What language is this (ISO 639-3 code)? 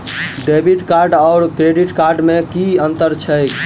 mai